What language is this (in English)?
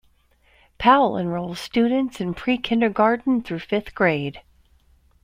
English